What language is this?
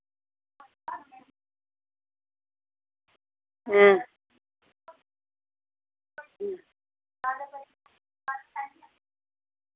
Dogri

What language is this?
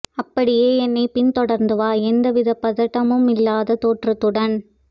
Tamil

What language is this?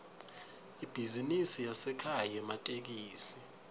Swati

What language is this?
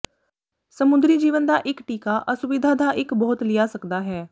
Punjabi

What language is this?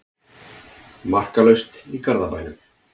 Icelandic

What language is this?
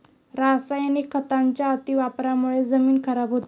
Marathi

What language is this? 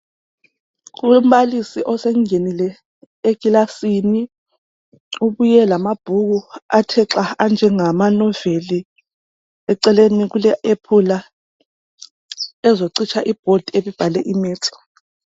North Ndebele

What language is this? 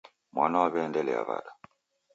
Taita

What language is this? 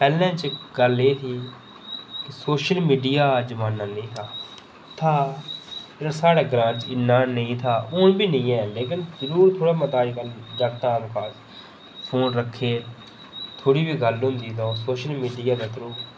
Dogri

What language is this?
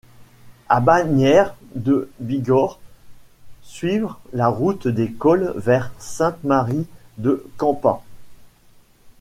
French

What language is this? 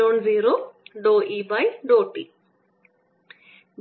Malayalam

